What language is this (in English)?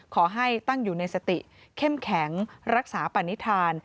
Thai